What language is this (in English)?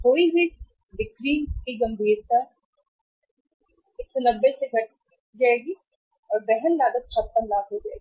Hindi